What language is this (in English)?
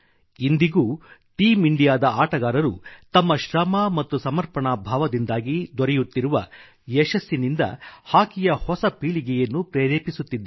Kannada